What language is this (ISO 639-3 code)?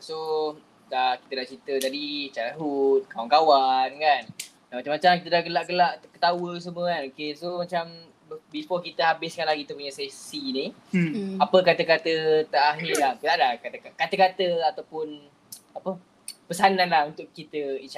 msa